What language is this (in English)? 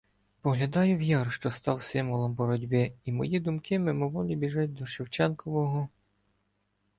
Ukrainian